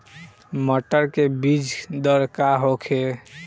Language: Bhojpuri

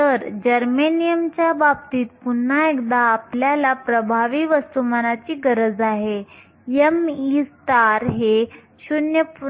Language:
Marathi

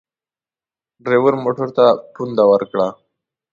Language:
Pashto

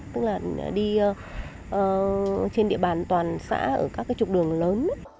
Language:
Vietnamese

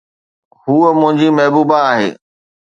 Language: Sindhi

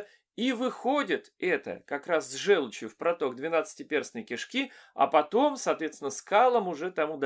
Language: Russian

